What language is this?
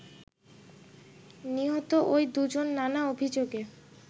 Bangla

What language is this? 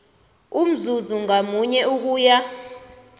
South Ndebele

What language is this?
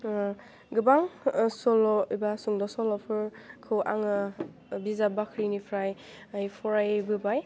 Bodo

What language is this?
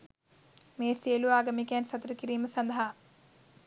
Sinhala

